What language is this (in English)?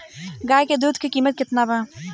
Bhojpuri